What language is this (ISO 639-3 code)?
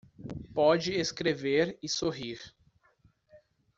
por